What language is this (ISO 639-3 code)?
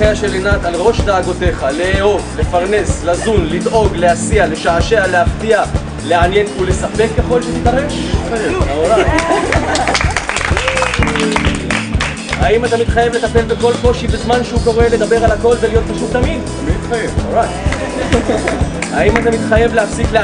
heb